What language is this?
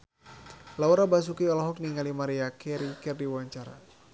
Sundanese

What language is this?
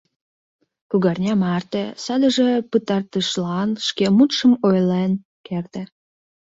Mari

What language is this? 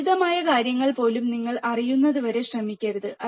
Malayalam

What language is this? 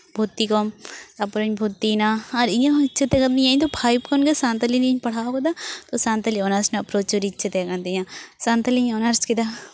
Santali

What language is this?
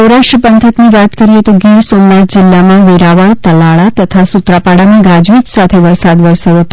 Gujarati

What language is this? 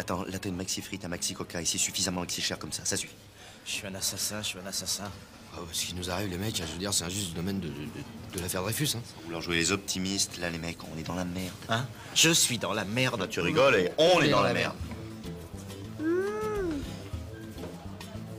French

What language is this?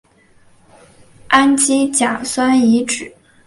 Chinese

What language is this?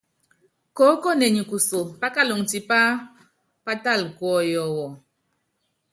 Yangben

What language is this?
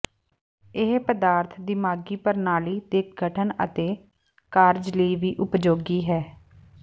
Punjabi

